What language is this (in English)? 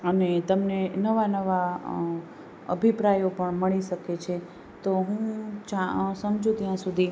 Gujarati